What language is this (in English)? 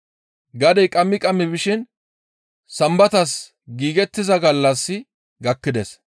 Gamo